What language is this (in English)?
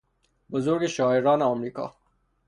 Persian